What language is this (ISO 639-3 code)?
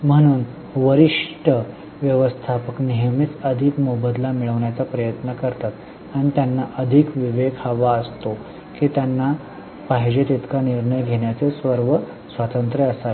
mar